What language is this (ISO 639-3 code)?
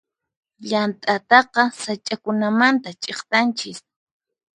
qxp